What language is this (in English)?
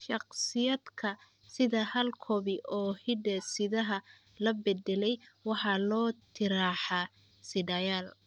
Somali